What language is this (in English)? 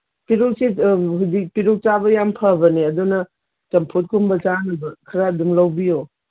Manipuri